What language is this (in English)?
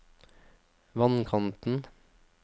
Norwegian